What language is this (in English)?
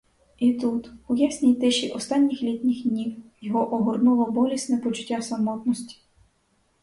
Ukrainian